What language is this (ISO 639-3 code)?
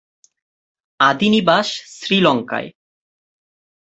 ben